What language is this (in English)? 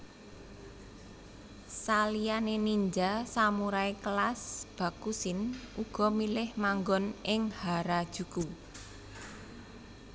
Javanese